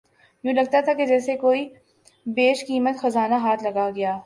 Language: Urdu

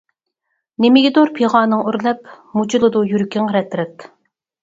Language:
Uyghur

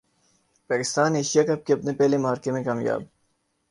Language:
Urdu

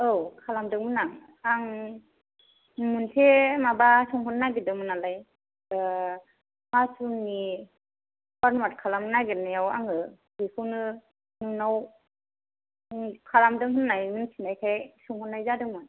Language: Bodo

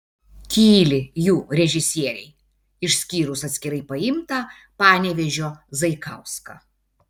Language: Lithuanian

